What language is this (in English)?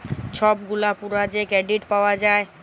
Bangla